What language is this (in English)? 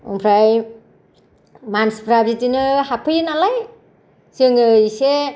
Bodo